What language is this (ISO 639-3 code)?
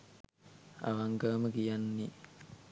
sin